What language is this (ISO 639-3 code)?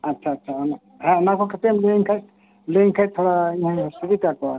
sat